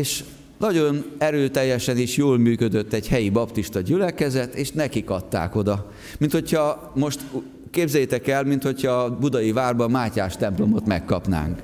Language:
Hungarian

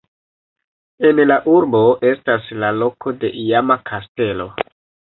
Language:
Esperanto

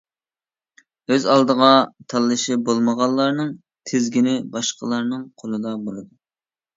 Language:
Uyghur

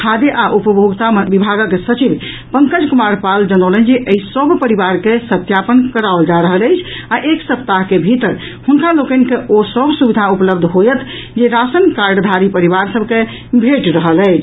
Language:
Maithili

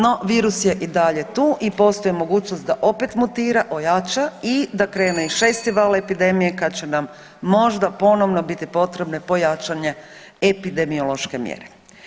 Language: Croatian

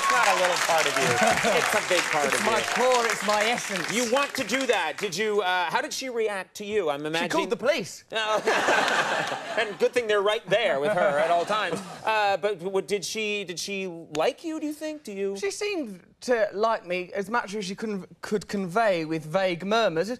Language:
English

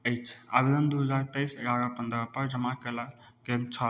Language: Maithili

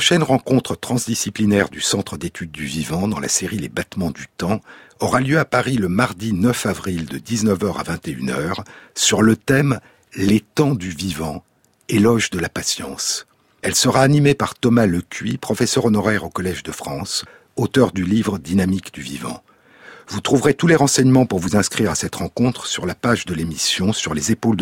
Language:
French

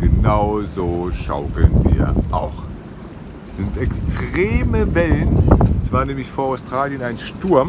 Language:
German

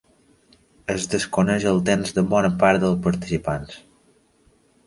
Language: Catalan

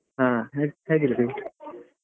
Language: Kannada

